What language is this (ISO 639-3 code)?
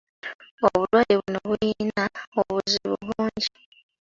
lug